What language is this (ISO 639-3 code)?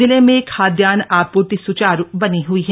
hin